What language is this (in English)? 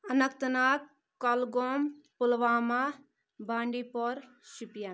Kashmiri